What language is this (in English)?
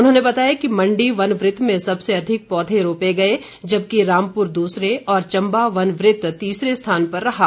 Hindi